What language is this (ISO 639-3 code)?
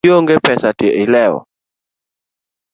luo